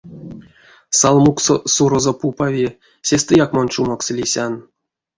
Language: Erzya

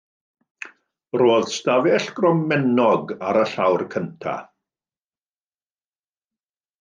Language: Welsh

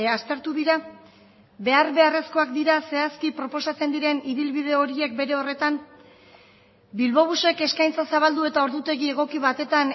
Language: Basque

